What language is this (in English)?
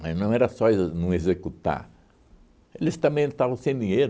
Portuguese